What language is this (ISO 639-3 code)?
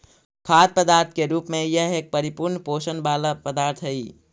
mag